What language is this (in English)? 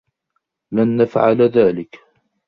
Arabic